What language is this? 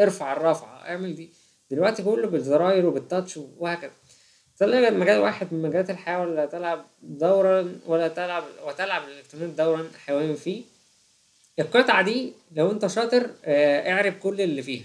Arabic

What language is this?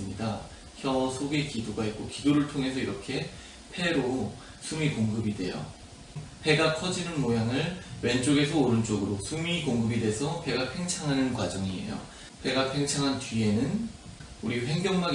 Korean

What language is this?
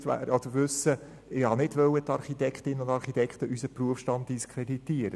Swiss German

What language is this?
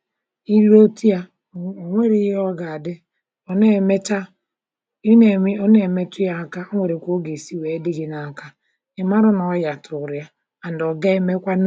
Igbo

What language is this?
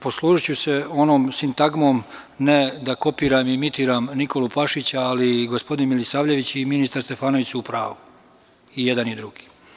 Serbian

